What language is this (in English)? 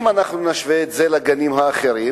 Hebrew